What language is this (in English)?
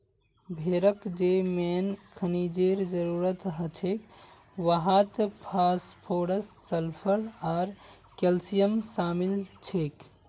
Magahi